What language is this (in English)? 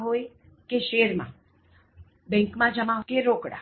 Gujarati